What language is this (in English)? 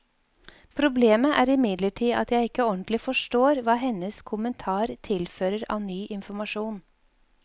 Norwegian